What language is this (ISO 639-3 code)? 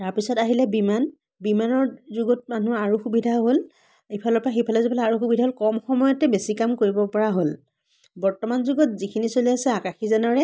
asm